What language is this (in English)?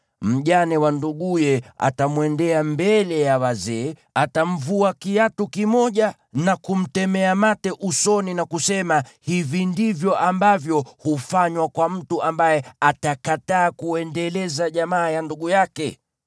Swahili